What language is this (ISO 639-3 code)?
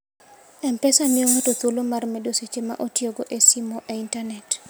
luo